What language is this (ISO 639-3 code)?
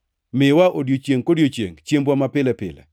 luo